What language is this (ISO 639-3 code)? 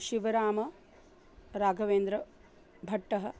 san